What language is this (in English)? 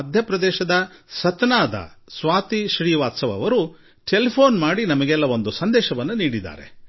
Kannada